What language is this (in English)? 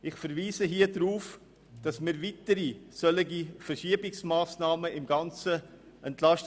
Swiss German